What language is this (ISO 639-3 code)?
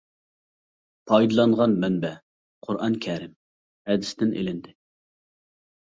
uig